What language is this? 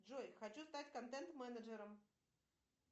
Russian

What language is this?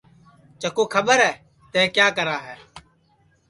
Sansi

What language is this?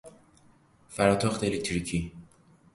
Persian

